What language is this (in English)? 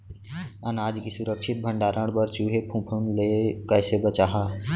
Chhattisgarhi